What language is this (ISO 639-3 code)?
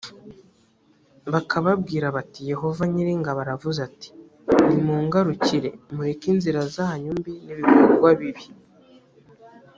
kin